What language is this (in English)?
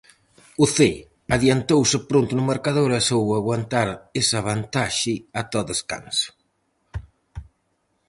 Galician